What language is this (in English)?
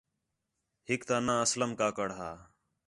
Khetrani